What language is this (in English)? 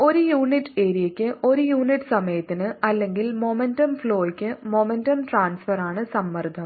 Malayalam